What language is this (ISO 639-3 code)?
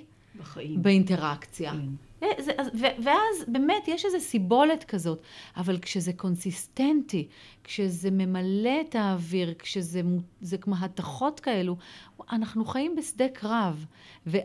heb